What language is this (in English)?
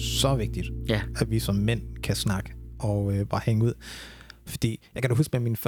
Danish